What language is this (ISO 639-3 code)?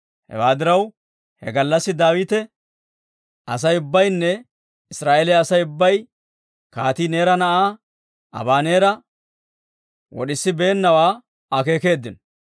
dwr